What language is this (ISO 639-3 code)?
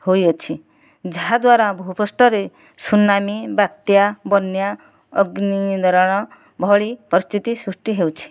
ori